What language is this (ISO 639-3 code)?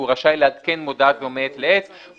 heb